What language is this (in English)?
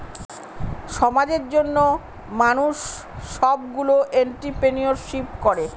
Bangla